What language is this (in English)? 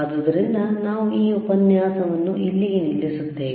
Kannada